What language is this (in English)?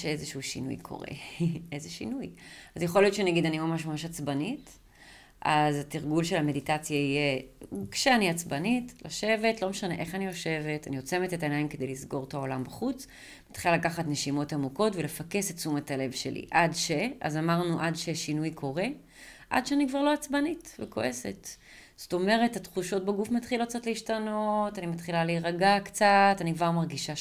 Hebrew